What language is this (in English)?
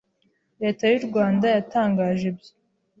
Kinyarwanda